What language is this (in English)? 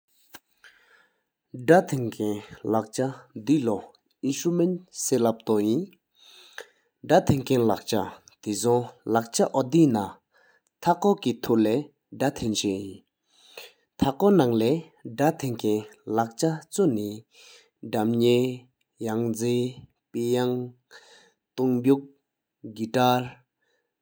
Sikkimese